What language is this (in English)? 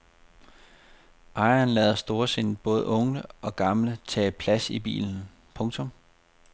Danish